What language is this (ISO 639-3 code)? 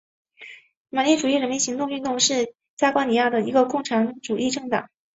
zho